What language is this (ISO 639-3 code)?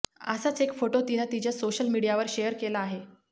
mar